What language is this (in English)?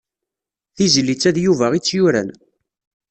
Kabyle